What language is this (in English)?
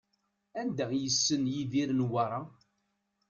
Kabyle